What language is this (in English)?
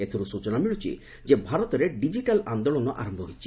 Odia